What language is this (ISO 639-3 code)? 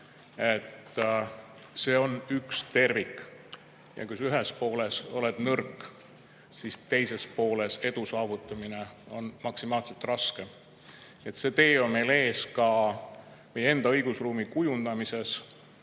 est